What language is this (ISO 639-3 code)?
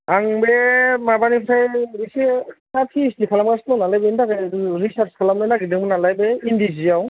brx